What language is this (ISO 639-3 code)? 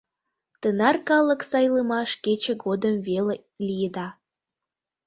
chm